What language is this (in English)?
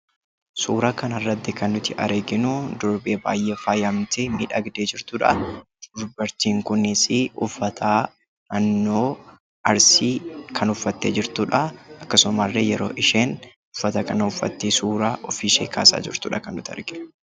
Oromo